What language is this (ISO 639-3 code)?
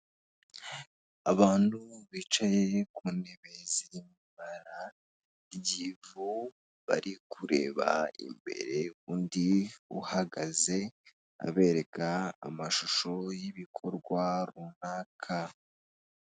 kin